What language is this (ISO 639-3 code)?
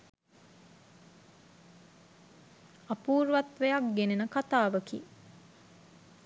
sin